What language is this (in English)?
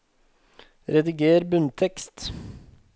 Norwegian